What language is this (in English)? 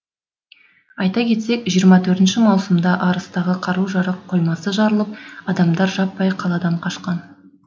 Kazakh